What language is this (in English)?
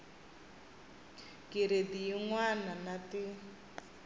Tsonga